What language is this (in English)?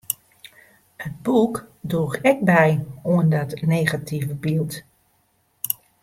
Western Frisian